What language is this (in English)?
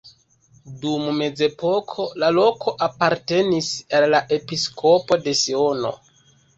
Esperanto